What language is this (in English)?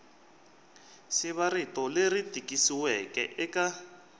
Tsonga